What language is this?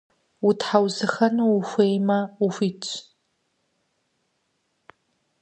Kabardian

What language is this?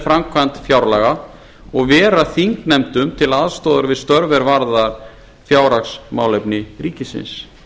Icelandic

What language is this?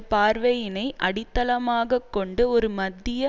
Tamil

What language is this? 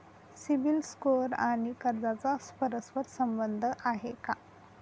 Marathi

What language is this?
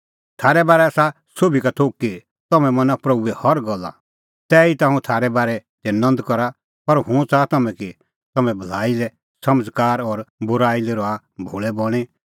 Kullu Pahari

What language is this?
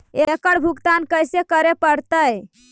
Magahi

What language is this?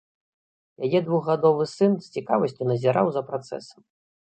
Belarusian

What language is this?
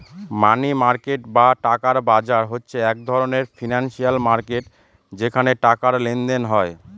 Bangla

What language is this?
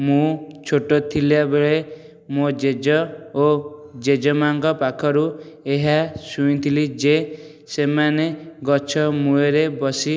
Odia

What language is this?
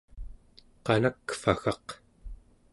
Central Yupik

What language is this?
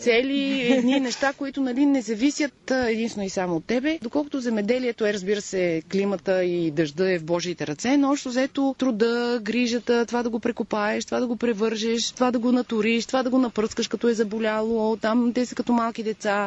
Bulgarian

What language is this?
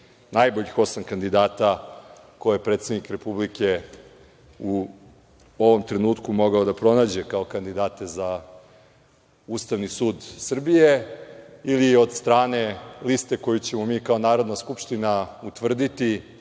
Serbian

